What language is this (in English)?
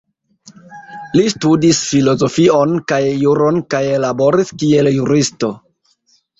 Esperanto